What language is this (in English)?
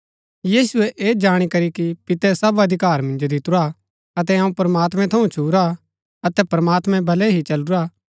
Gaddi